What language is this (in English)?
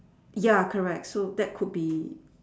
English